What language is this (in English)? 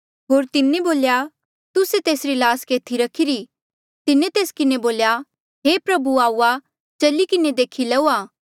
Mandeali